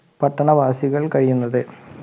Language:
Malayalam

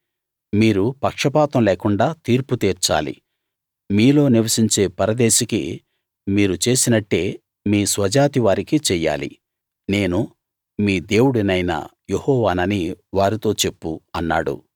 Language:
Telugu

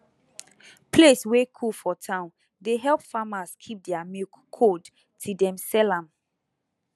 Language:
Nigerian Pidgin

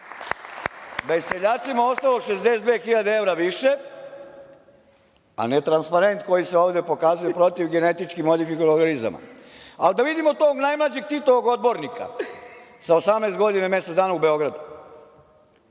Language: Serbian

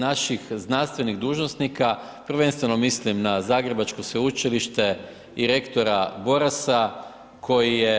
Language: Croatian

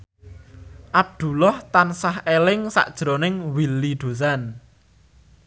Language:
Javanese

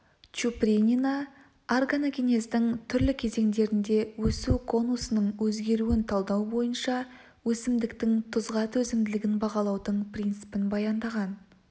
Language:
Kazakh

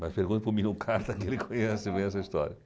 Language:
Portuguese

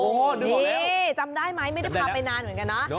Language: Thai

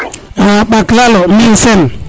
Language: Serer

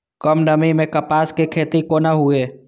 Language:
Maithili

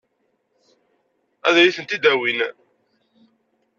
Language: Kabyle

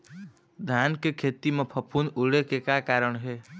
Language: Chhattisgarhi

